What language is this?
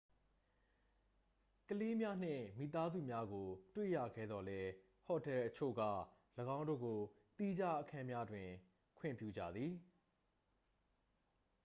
Burmese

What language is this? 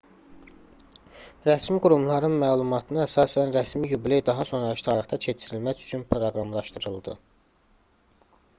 Azerbaijani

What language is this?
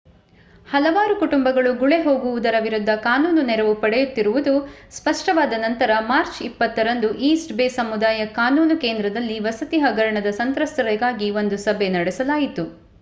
Kannada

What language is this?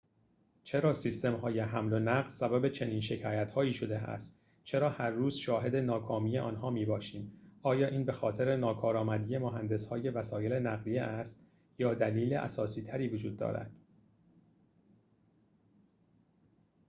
Persian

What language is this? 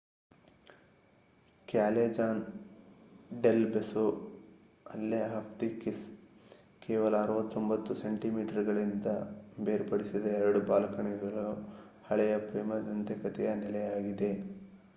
Kannada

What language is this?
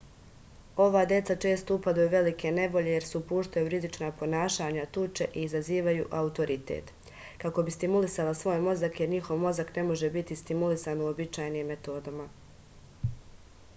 Serbian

